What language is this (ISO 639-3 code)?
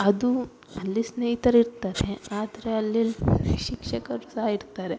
kan